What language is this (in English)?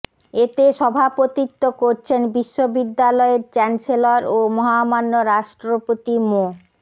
Bangla